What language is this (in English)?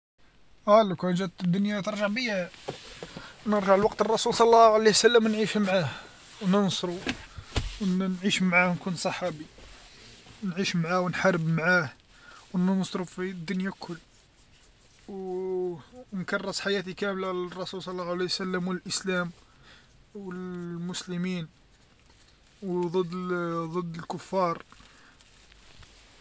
Algerian Arabic